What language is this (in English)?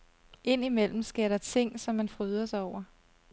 Danish